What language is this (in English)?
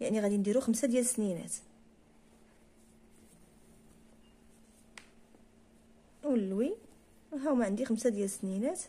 Arabic